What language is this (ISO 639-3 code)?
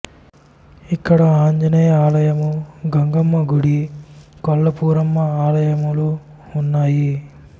tel